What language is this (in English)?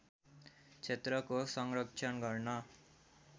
Nepali